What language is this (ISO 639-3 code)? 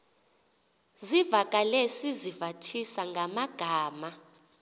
xho